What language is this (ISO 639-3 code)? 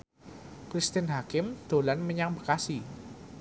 jav